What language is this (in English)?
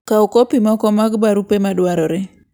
Luo (Kenya and Tanzania)